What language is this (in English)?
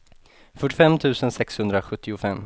Swedish